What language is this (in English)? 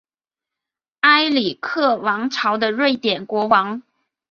Chinese